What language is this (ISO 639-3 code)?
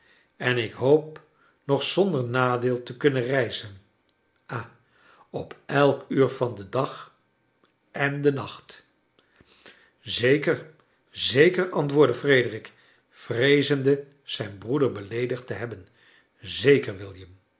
nld